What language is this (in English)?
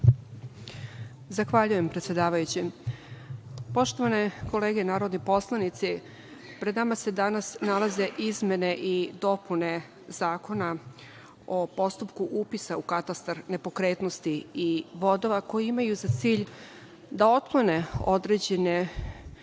Serbian